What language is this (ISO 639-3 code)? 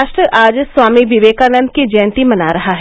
hin